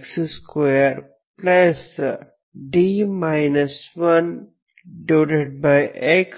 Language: Kannada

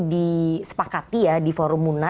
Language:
Indonesian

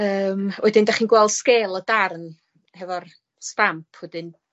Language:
Welsh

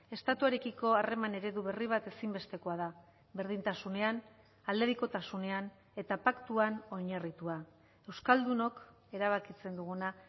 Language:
Basque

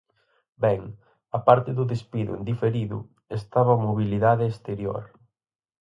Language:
Galician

